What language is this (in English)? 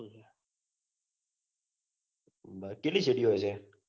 Gujarati